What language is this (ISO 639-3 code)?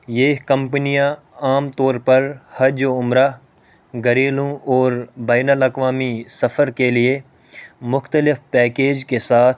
urd